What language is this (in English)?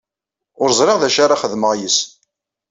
Kabyle